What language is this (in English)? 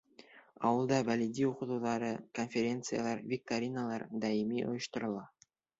Bashkir